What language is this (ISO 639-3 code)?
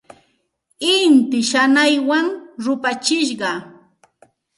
qxt